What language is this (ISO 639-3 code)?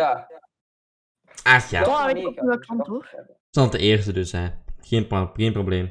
nld